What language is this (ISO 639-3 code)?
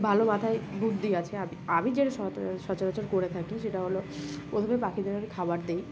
ben